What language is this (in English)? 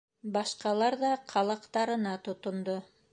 Bashkir